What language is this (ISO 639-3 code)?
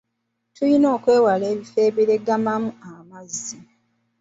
lug